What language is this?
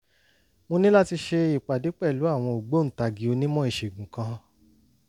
Yoruba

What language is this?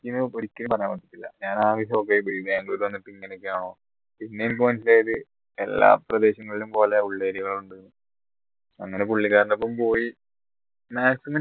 Malayalam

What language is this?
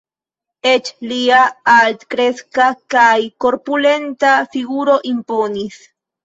Esperanto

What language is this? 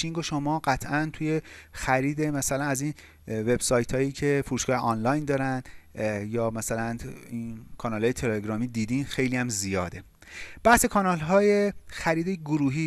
Persian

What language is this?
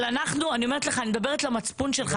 Hebrew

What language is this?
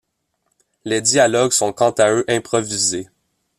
French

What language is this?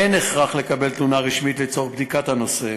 Hebrew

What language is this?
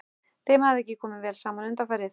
Icelandic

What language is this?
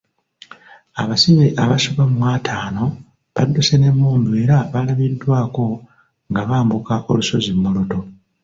Ganda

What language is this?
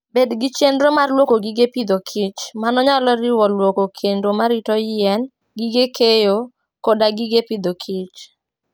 Luo (Kenya and Tanzania)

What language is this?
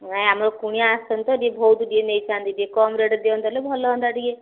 Odia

